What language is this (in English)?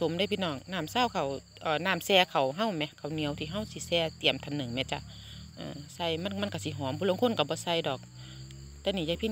Thai